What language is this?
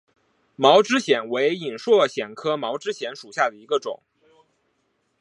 Chinese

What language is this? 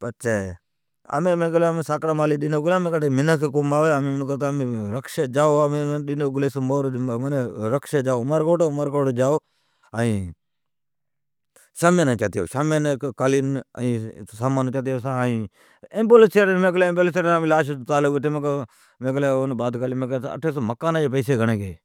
Od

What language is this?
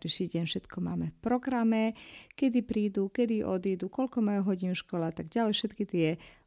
Slovak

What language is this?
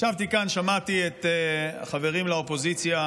Hebrew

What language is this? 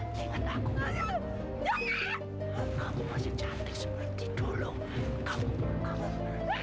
Indonesian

